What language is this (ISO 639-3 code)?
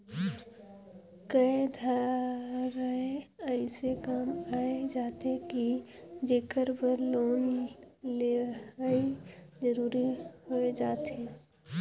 hne